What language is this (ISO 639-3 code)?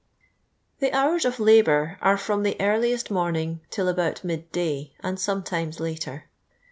eng